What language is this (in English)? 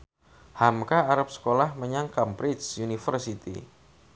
Javanese